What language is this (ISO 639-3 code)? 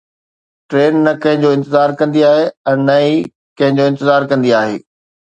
snd